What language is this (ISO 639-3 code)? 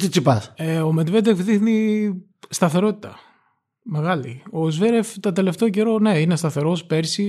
ell